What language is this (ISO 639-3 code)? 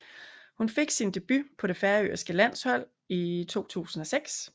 dan